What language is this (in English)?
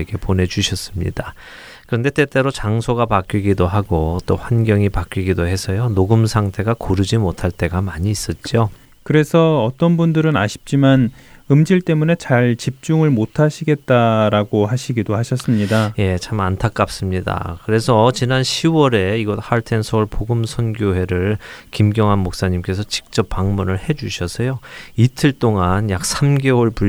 Korean